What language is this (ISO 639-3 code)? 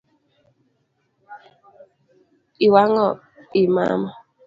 luo